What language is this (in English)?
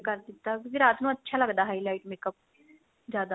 Punjabi